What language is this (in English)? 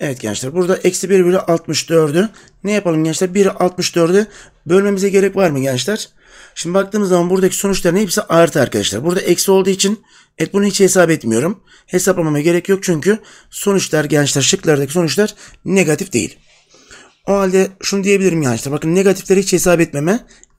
Turkish